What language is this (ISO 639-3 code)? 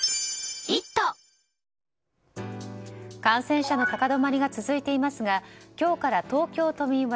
jpn